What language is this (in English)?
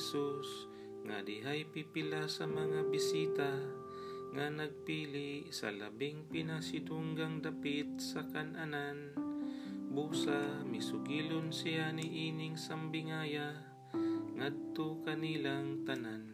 Filipino